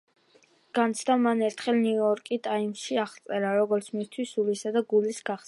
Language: Georgian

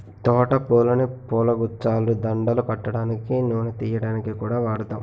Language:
Telugu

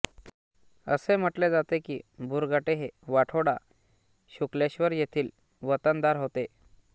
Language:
Marathi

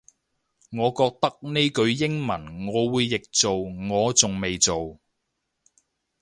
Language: Cantonese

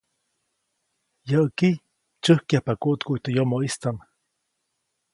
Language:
Copainalá Zoque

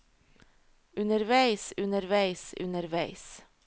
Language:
Norwegian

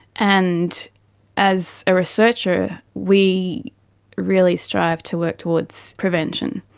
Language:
English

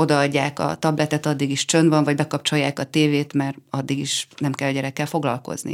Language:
Hungarian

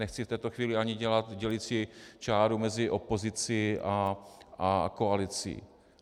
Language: Czech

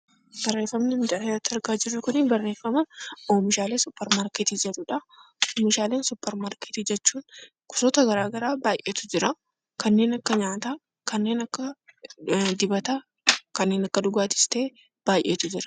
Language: Oromo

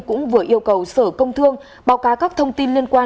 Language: Vietnamese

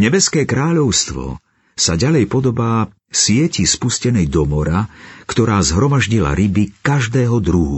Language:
Slovak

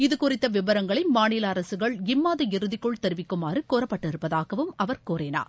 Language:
Tamil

